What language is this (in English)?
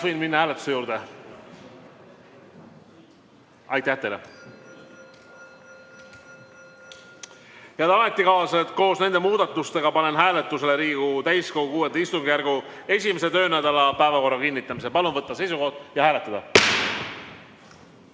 Estonian